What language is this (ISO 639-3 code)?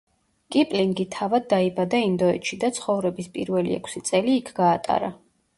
kat